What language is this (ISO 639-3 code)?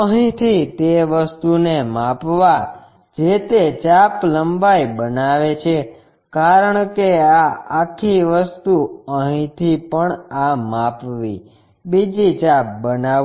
guj